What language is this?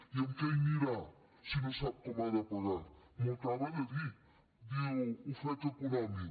Catalan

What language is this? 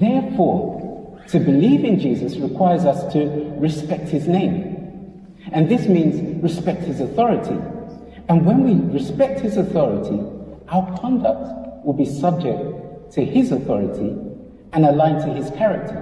English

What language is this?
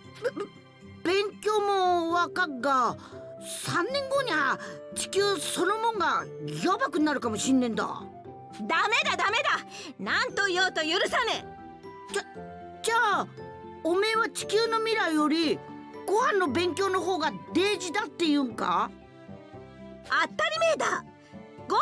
Japanese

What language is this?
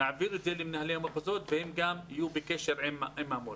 Hebrew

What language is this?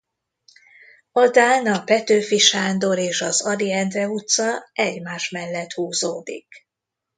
Hungarian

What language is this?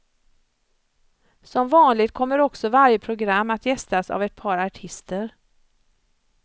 Swedish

